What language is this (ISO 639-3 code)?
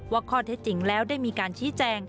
tha